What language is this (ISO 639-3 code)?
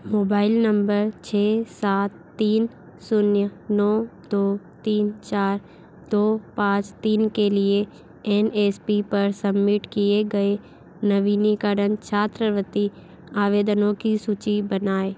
hin